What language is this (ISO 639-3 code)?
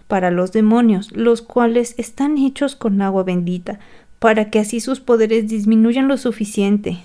spa